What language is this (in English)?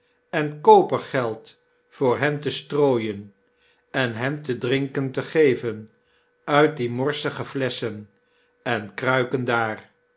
Dutch